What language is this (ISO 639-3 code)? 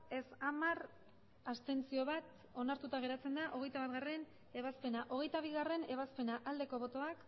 eus